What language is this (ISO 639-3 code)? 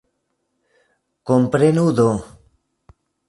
epo